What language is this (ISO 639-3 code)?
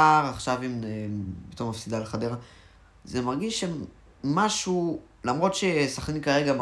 heb